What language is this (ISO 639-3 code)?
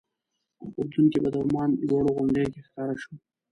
pus